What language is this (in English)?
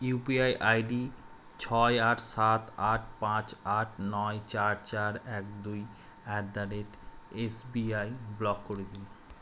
Bangla